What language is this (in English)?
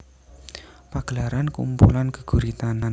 Javanese